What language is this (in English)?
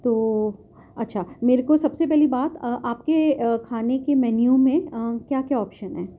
Urdu